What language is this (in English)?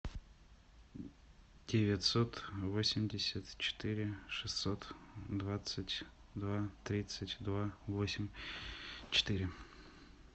Russian